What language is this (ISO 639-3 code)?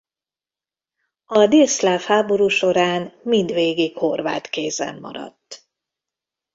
hun